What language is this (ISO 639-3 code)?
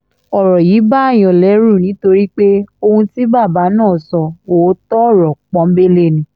yor